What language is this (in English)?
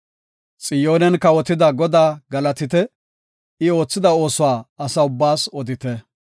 Gofa